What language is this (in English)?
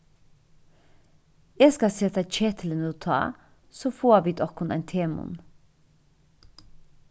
Faroese